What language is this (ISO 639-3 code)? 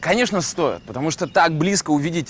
rus